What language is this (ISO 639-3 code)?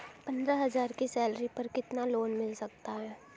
hin